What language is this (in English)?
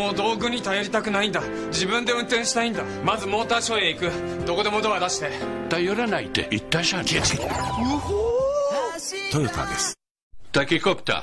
Japanese